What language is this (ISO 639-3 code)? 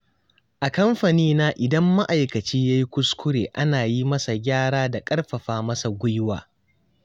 hau